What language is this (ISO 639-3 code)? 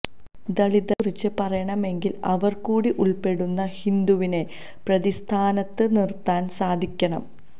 mal